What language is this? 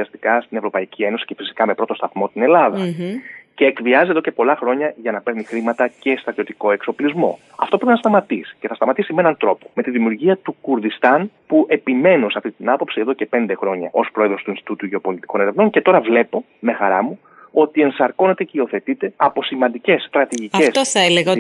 Greek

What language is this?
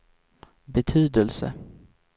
Swedish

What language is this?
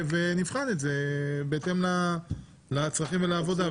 Hebrew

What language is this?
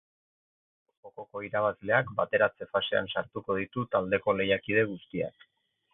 Basque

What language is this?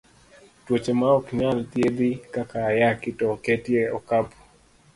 Luo (Kenya and Tanzania)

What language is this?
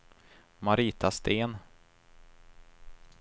Swedish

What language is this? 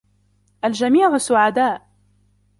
Arabic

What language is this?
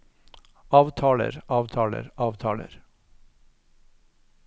Norwegian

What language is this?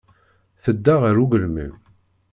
Kabyle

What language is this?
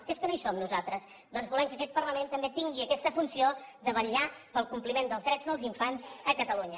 Catalan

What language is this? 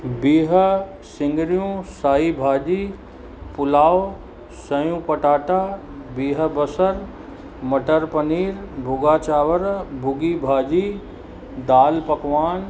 Sindhi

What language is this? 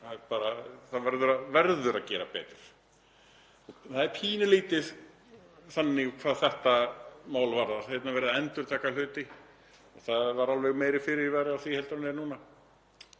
Icelandic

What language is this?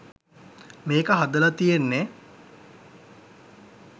Sinhala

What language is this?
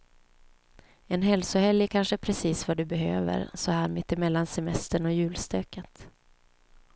Swedish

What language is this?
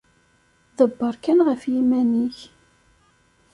Kabyle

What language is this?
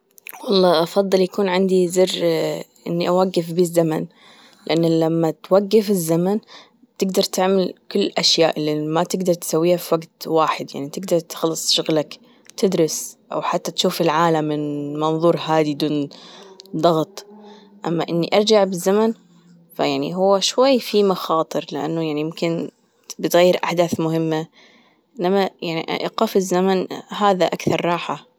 Gulf Arabic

